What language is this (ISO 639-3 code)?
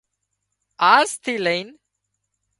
kxp